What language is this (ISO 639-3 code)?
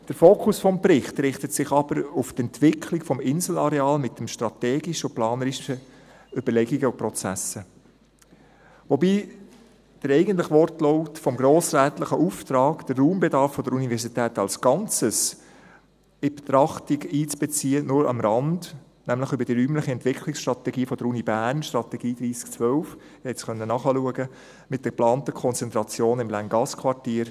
gsw